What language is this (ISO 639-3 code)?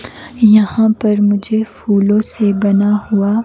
hin